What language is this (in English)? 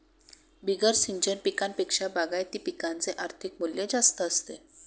Marathi